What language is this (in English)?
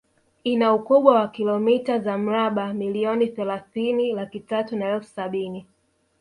Swahili